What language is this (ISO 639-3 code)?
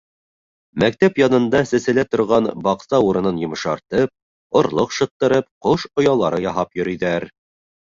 bak